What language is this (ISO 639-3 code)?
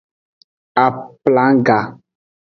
ajg